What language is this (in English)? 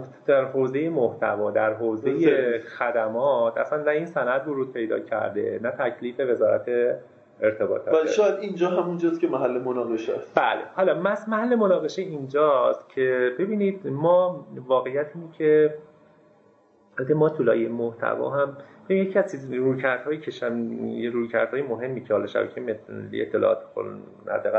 Persian